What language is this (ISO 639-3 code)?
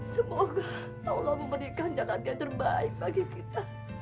ind